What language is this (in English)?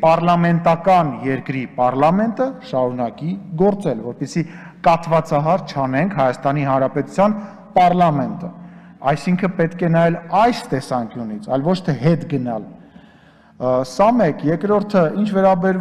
Turkish